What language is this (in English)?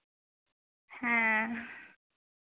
Santali